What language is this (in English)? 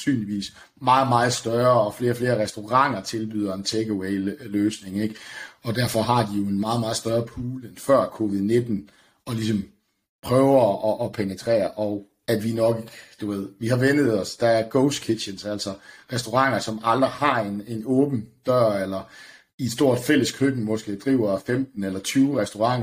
Danish